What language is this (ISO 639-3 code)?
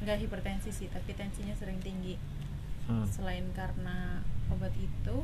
ind